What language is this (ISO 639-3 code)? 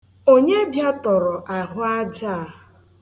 ibo